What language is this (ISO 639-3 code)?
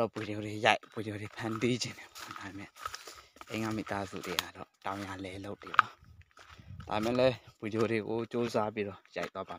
tha